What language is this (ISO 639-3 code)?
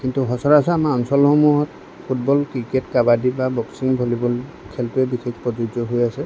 asm